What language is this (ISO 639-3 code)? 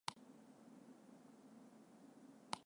jpn